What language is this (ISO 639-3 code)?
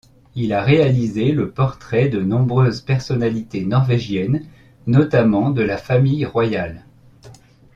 fra